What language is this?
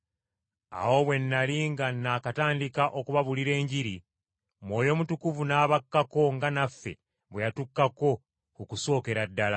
Ganda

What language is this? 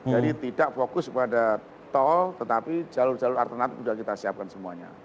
Indonesian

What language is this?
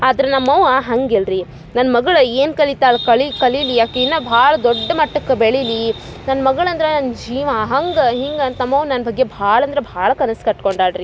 Kannada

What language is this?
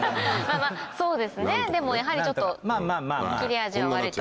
Japanese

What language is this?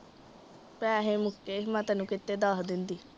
Punjabi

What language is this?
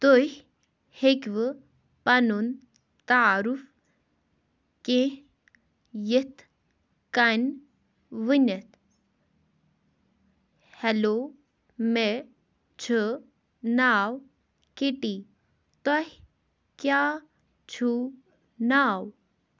Kashmiri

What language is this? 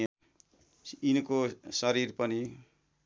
Nepali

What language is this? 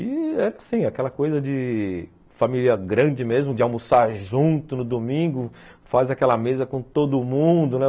Portuguese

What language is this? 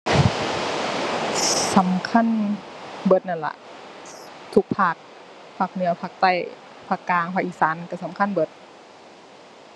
Thai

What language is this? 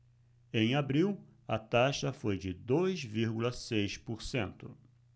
Portuguese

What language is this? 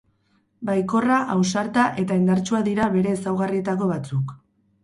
Basque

